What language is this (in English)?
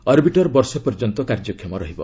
Odia